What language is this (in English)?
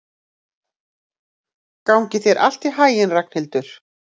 Icelandic